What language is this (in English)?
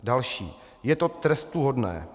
Czech